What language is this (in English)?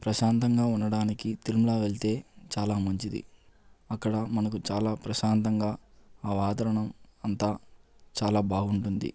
Telugu